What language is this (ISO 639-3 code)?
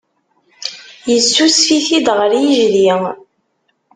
kab